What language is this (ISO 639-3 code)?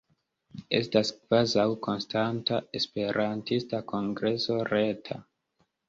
epo